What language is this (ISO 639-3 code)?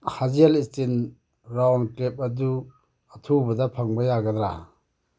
mni